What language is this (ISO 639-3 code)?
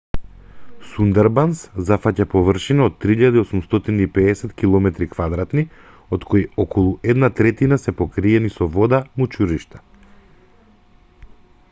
mkd